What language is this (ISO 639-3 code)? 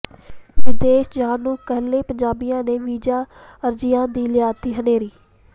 pan